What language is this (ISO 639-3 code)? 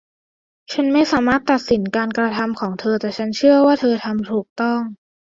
tha